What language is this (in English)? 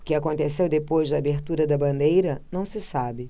Portuguese